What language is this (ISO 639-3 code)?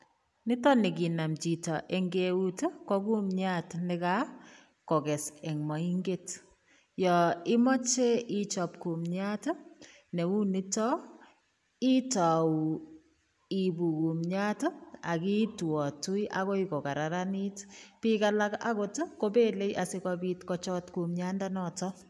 kln